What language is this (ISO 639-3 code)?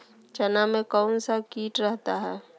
mag